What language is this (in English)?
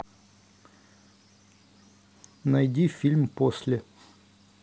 Russian